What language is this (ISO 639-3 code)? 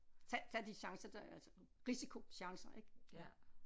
dan